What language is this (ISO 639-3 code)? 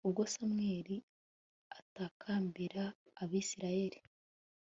kin